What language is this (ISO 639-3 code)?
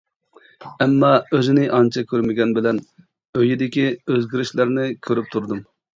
uig